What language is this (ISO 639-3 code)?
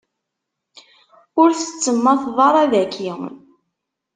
kab